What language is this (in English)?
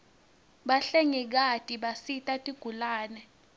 Swati